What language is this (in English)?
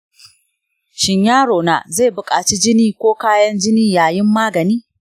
Hausa